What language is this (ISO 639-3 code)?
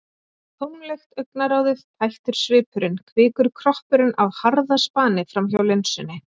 isl